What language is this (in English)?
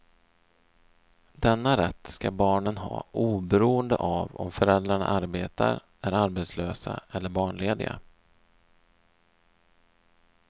Swedish